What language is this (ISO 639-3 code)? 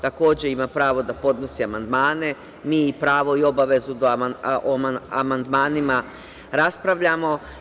srp